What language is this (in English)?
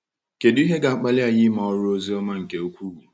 Igbo